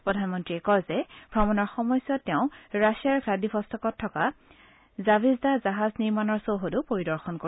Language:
Assamese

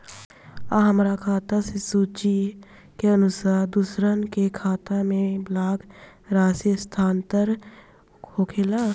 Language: Bhojpuri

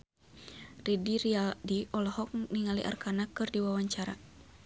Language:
Sundanese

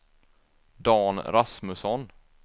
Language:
Swedish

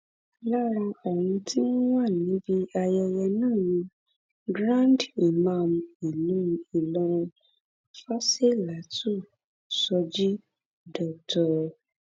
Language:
Yoruba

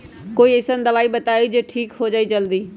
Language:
Magahi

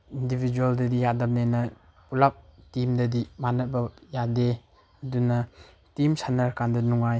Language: Manipuri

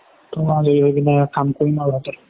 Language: Assamese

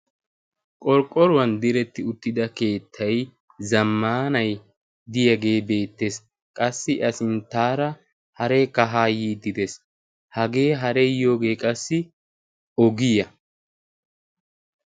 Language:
Wolaytta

